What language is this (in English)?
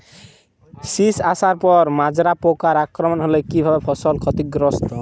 Bangla